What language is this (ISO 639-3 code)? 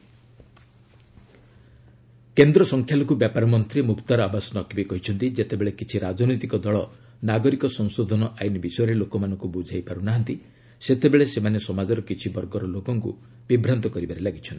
ori